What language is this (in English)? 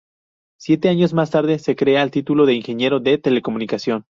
Spanish